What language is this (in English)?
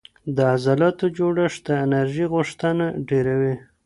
Pashto